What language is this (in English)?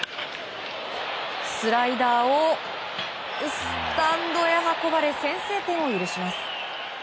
Japanese